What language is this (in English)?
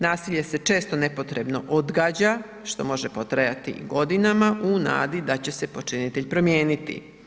Croatian